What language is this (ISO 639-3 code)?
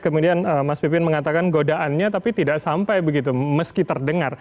ind